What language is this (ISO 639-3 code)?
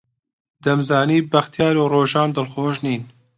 ckb